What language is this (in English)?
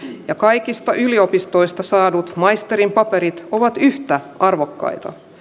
Finnish